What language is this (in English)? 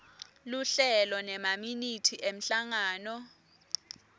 Swati